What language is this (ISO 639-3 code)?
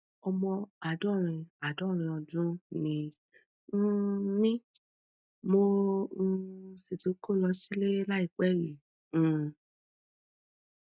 yor